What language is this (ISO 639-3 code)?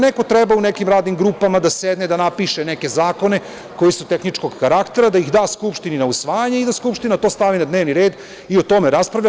srp